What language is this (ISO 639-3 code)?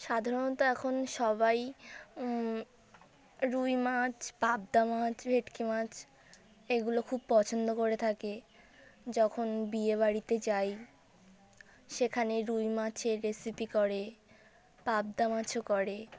ben